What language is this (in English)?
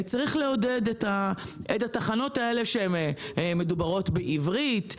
Hebrew